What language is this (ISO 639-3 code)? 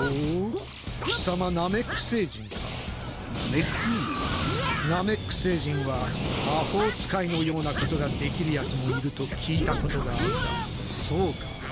jpn